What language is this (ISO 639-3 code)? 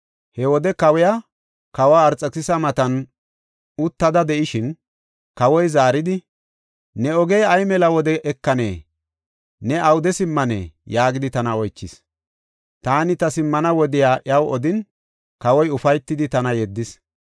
gof